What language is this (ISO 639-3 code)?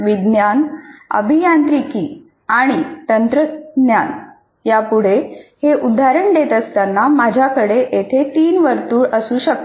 mar